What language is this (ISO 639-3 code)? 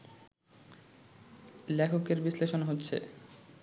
ben